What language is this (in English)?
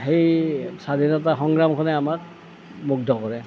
Assamese